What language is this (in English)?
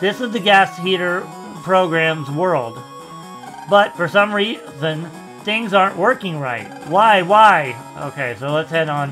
English